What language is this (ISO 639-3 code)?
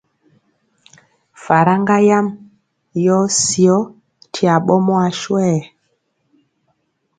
mcx